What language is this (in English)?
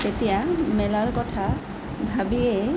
Assamese